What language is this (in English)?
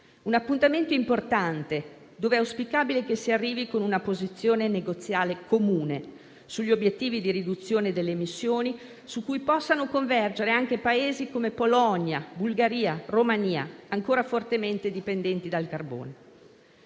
Italian